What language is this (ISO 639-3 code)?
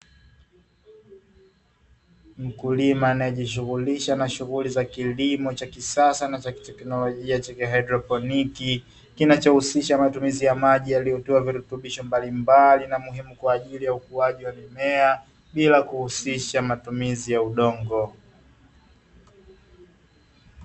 swa